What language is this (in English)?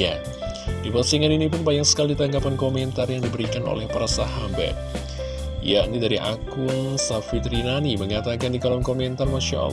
Indonesian